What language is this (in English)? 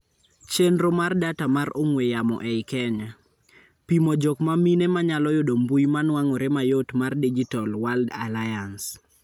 Luo (Kenya and Tanzania)